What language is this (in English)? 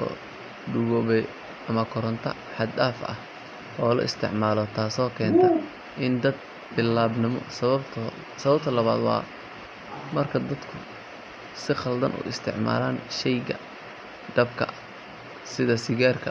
Somali